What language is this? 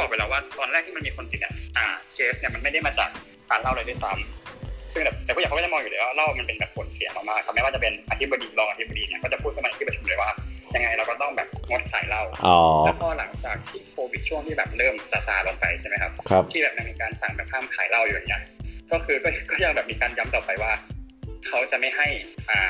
Thai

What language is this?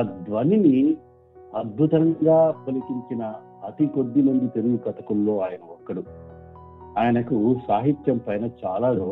Telugu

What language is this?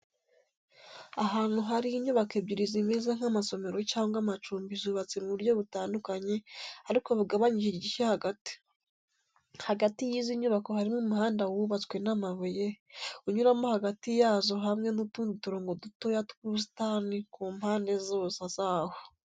Kinyarwanda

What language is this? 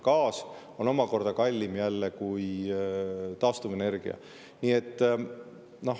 Estonian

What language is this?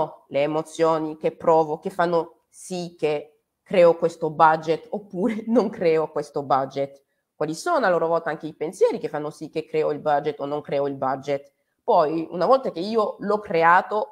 Italian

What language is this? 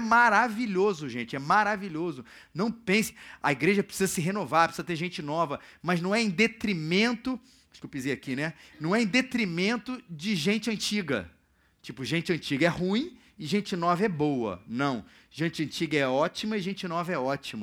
Portuguese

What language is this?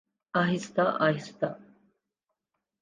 Urdu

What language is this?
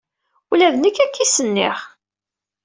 Kabyle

